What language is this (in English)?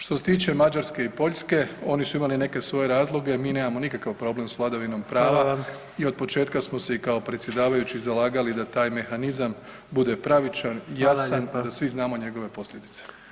Croatian